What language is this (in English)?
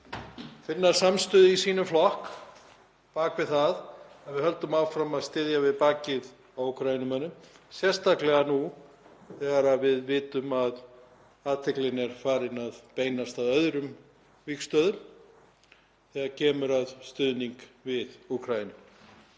Icelandic